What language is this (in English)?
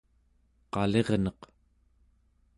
Central Yupik